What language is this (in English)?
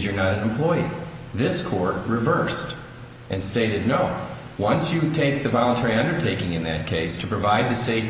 English